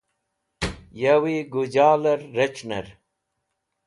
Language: Wakhi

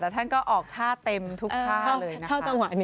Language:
Thai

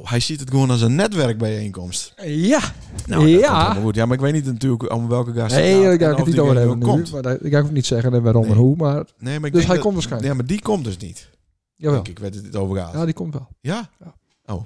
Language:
Dutch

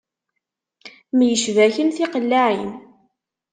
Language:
Kabyle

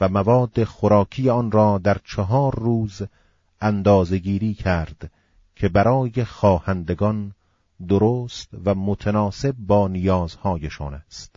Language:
Persian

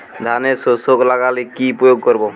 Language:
Bangla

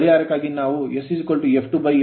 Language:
Kannada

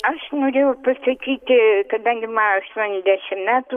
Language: Lithuanian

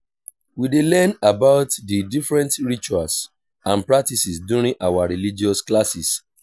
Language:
Nigerian Pidgin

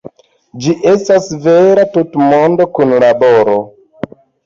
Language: Esperanto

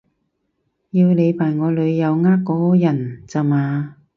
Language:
Cantonese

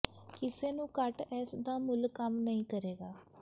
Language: Punjabi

